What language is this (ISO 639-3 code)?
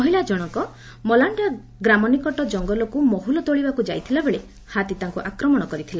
ori